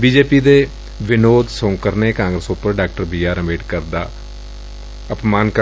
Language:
Punjabi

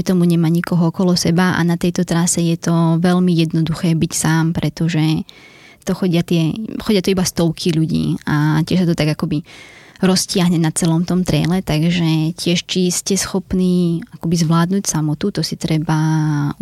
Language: Slovak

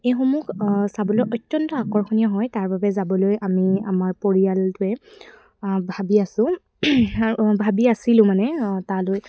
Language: Assamese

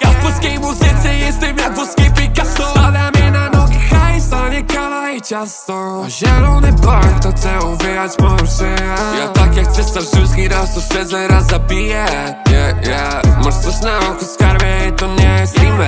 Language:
Polish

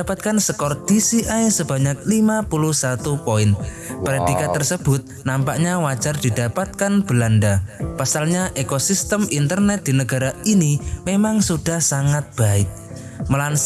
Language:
Indonesian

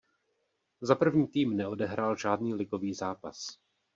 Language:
Czech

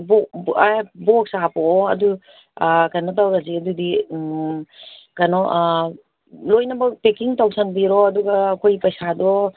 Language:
Manipuri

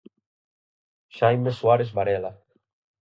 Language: Galician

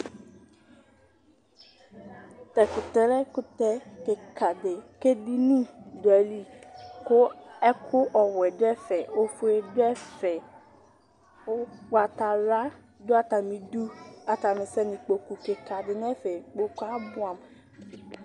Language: Ikposo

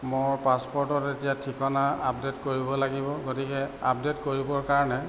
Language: Assamese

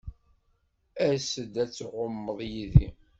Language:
Kabyle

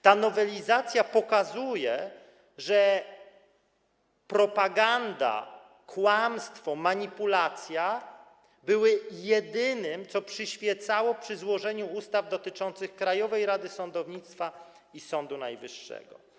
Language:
Polish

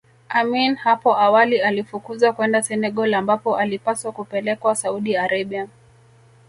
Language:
Swahili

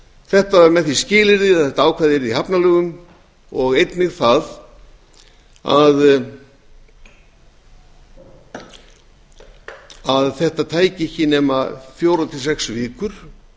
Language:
Icelandic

